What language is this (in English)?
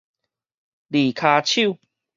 Min Nan Chinese